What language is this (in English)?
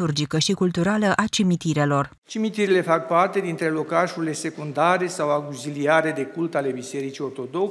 Romanian